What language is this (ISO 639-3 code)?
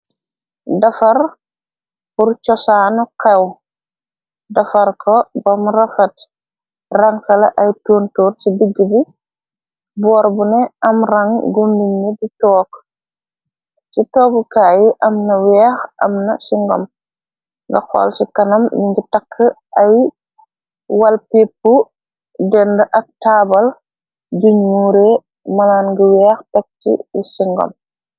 wol